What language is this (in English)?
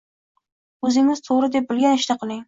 Uzbek